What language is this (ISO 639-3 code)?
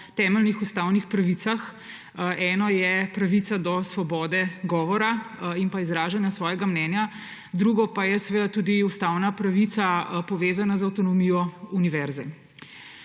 slv